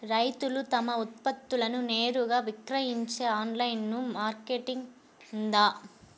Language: Telugu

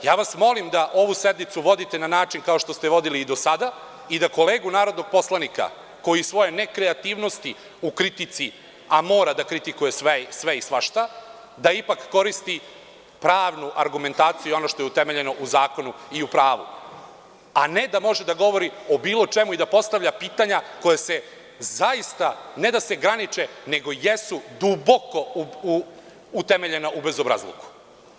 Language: Serbian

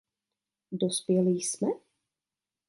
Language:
Czech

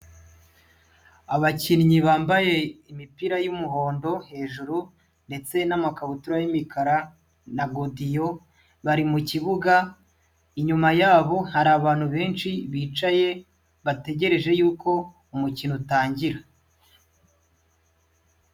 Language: Kinyarwanda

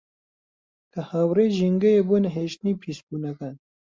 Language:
Central Kurdish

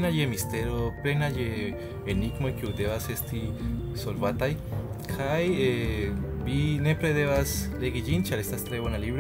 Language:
Spanish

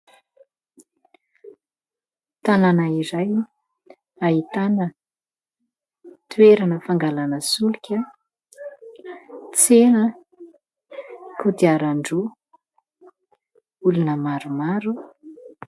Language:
Malagasy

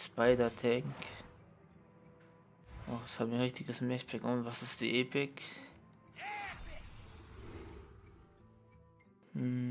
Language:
German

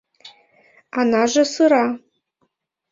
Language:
Mari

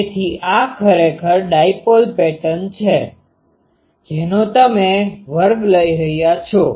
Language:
Gujarati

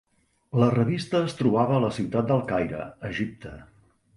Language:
Catalan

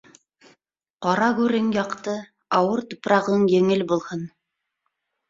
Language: Bashkir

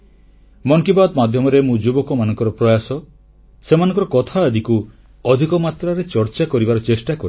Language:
Odia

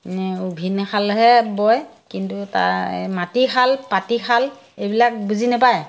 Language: Assamese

